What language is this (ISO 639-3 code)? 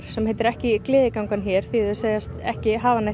isl